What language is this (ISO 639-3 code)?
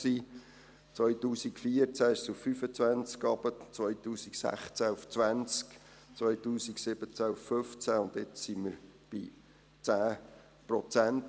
gsw